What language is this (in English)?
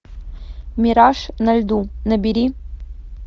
Russian